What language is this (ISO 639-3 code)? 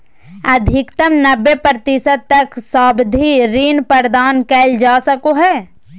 mag